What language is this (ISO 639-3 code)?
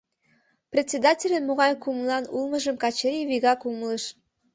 chm